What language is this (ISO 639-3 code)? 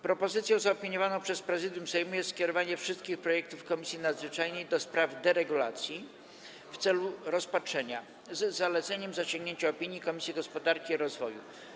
pol